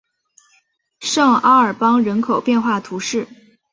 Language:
Chinese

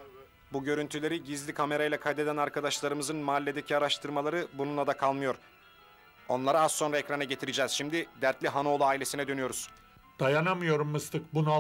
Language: Turkish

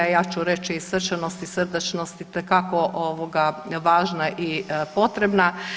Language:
Croatian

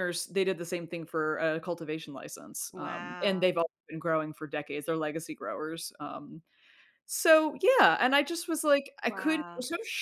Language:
English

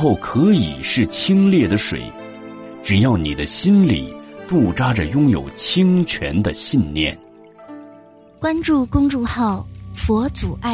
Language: Chinese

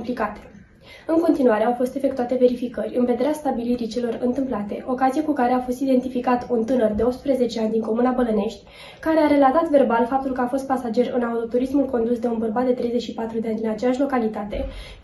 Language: Romanian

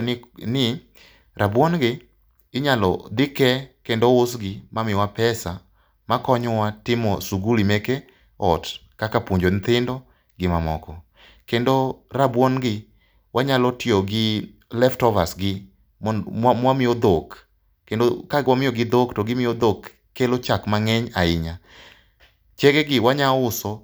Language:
Luo (Kenya and Tanzania)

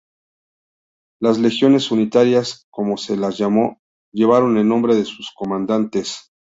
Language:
Spanish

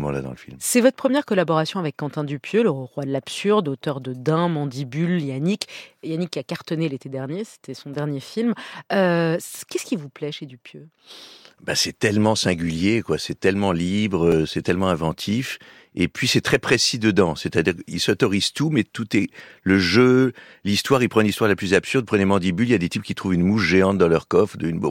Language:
French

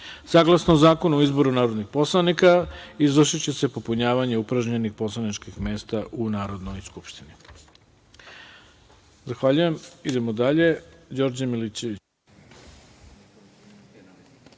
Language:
Serbian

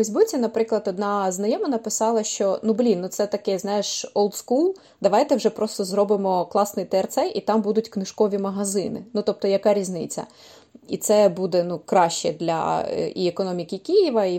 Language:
Ukrainian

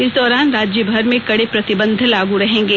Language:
Hindi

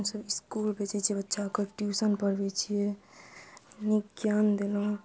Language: Maithili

